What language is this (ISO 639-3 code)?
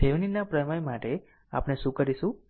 guj